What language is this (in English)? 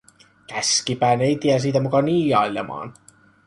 Finnish